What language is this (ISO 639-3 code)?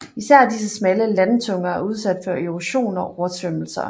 dan